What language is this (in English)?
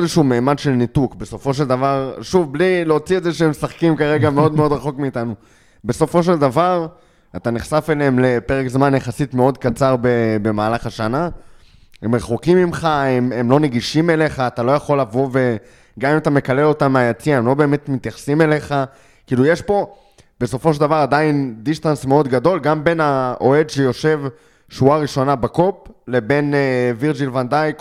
Hebrew